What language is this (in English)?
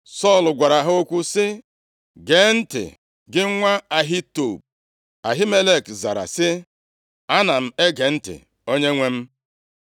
Igbo